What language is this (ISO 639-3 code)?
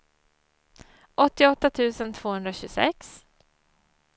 swe